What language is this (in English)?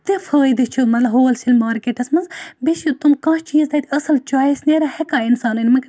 Kashmiri